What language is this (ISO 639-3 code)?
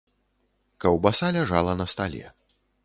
bel